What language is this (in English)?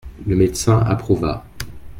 French